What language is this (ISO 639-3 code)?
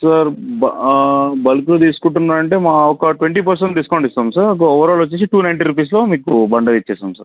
tel